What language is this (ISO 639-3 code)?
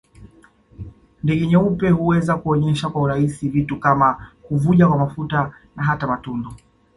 swa